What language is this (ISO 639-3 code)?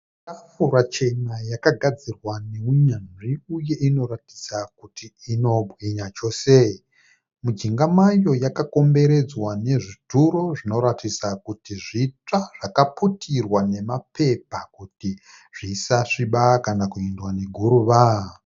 sna